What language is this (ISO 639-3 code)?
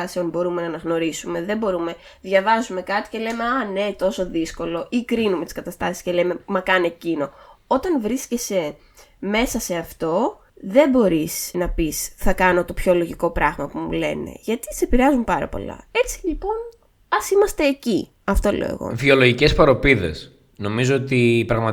ell